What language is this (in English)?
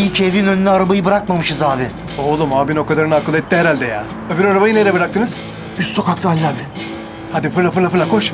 Turkish